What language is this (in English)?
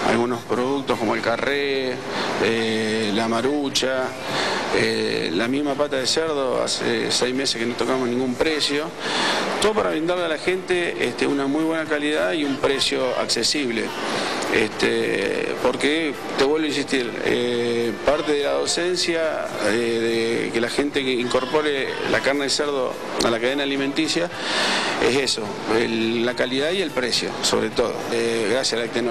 Spanish